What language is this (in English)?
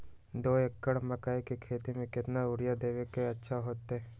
Magahi